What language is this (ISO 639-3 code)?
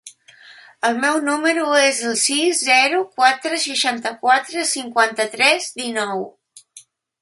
cat